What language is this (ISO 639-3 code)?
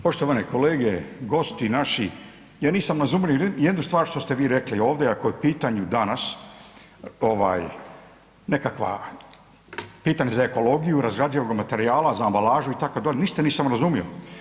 hrv